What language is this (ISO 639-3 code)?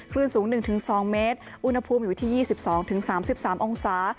tha